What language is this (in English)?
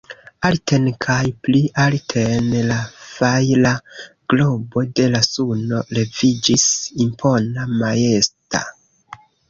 Esperanto